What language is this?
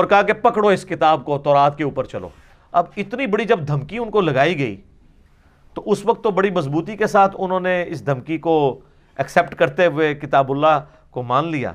Urdu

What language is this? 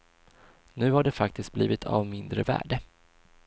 Swedish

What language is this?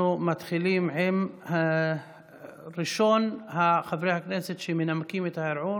Hebrew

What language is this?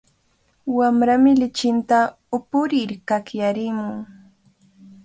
Cajatambo North Lima Quechua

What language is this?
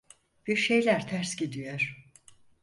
Turkish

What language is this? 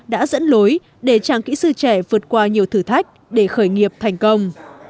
Vietnamese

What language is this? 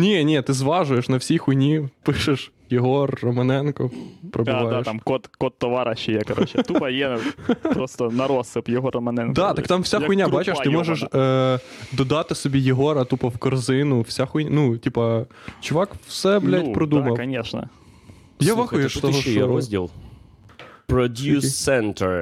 Ukrainian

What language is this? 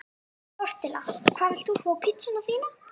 Icelandic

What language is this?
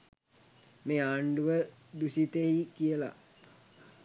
Sinhala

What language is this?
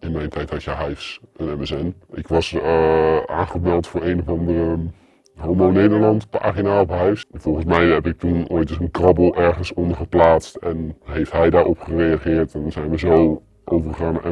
Dutch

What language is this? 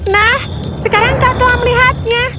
Indonesian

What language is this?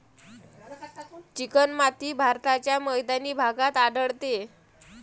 Marathi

